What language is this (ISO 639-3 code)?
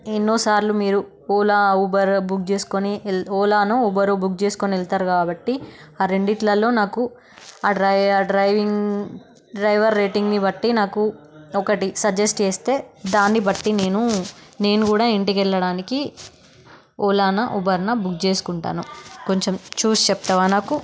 tel